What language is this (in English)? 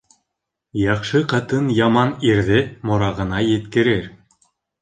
Bashkir